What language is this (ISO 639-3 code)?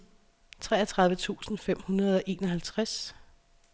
dan